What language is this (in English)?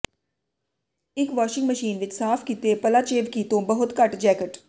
Punjabi